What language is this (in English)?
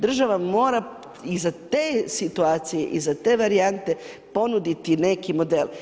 Croatian